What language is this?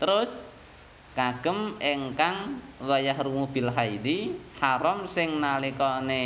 Indonesian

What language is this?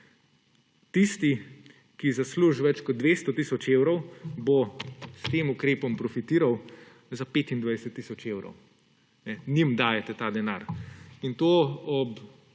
Slovenian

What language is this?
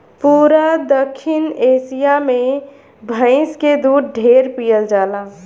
Bhojpuri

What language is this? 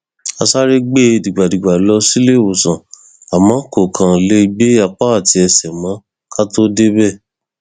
Yoruba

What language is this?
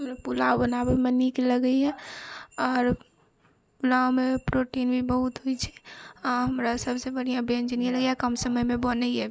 Maithili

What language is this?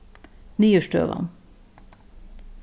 Faroese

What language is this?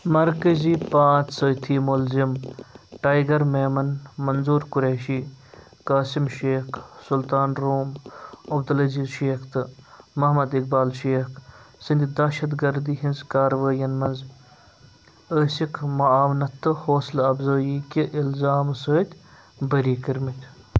Kashmiri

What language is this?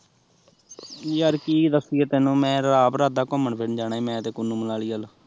Punjabi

